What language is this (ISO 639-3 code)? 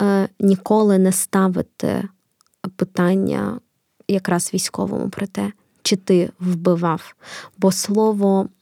ukr